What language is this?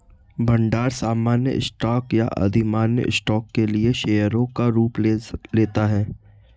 Hindi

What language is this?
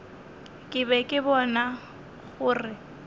Northern Sotho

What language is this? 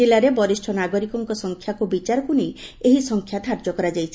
Odia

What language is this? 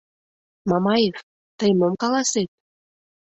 Mari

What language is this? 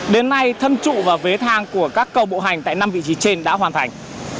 Vietnamese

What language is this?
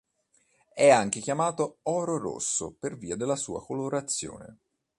Italian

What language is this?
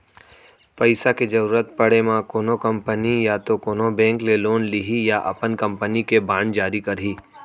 Chhattisgarhi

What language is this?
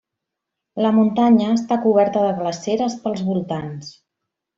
Catalan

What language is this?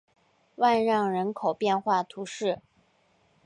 Chinese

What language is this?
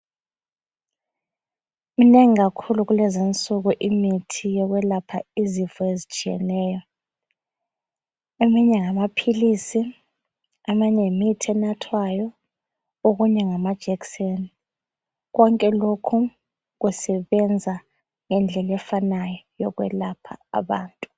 North Ndebele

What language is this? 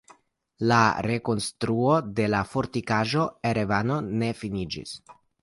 Esperanto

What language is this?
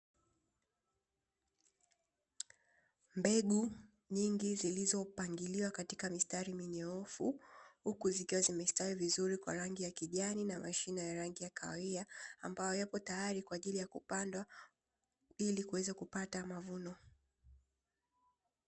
Swahili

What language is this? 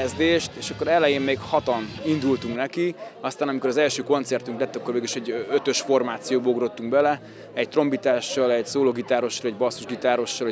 Hungarian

